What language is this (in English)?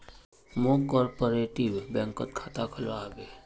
Magahi